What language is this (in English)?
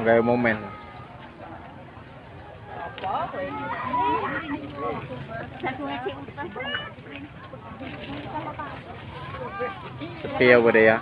Indonesian